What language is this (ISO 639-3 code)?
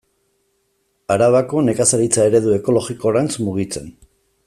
eus